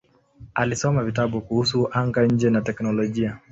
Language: Swahili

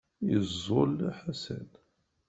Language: Kabyle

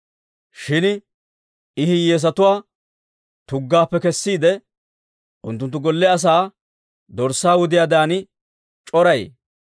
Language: Dawro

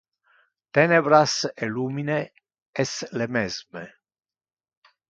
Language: Interlingua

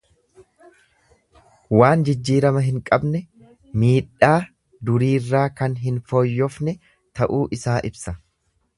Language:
Oromo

